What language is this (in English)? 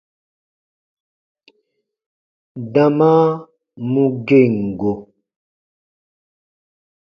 Baatonum